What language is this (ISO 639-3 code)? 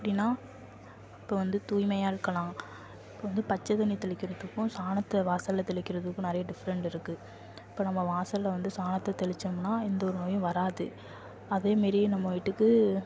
tam